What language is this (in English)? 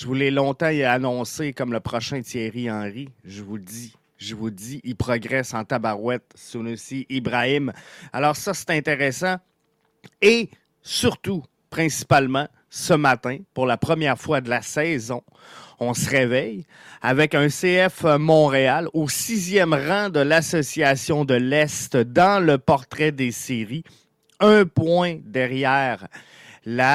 French